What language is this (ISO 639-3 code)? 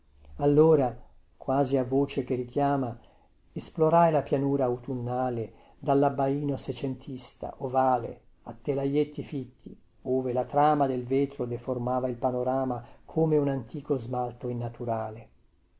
ita